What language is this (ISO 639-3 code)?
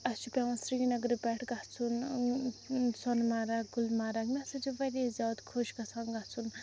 kas